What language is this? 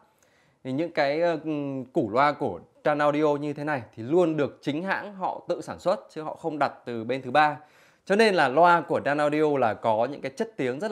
Vietnamese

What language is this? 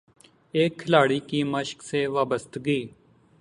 Urdu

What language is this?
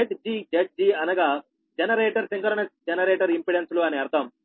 Telugu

